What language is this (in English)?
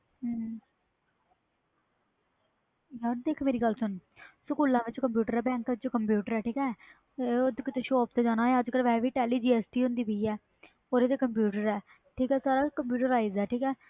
Punjabi